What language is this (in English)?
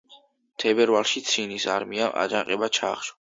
Georgian